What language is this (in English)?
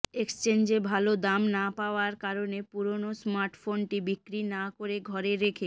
Bangla